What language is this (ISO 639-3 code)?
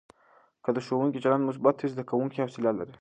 pus